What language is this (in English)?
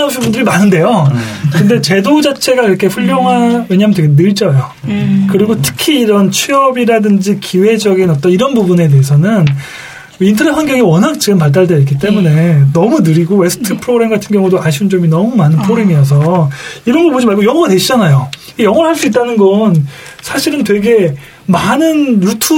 Korean